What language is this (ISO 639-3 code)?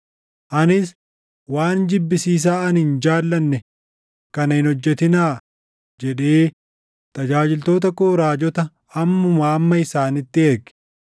orm